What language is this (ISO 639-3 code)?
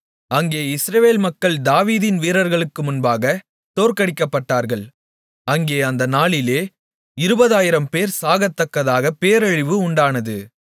tam